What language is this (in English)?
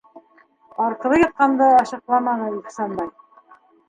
Bashkir